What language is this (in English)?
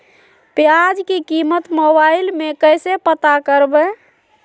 Magahi